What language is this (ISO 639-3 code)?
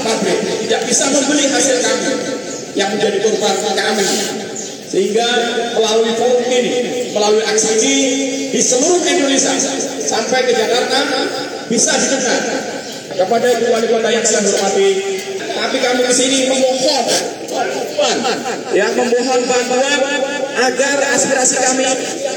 ind